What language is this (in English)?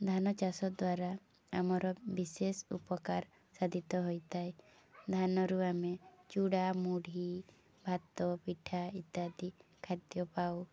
Odia